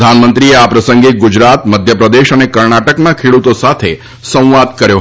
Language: Gujarati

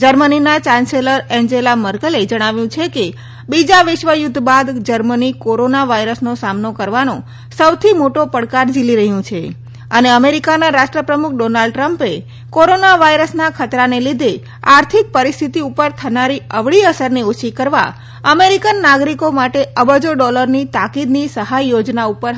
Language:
Gujarati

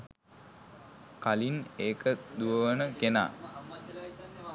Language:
Sinhala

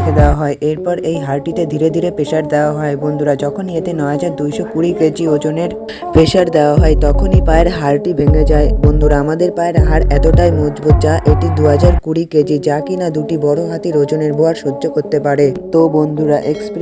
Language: Bangla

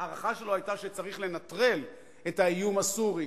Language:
Hebrew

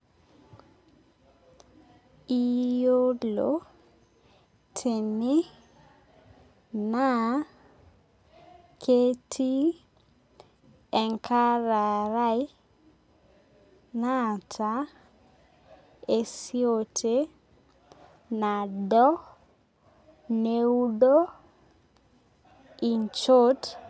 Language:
Masai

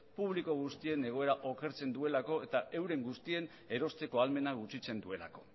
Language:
Basque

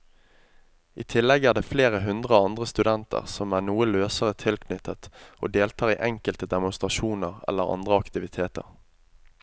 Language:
Norwegian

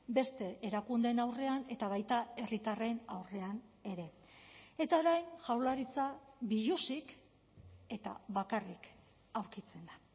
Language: Basque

